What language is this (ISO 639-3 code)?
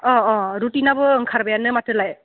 brx